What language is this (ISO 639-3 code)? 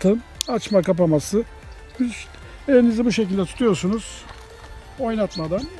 tur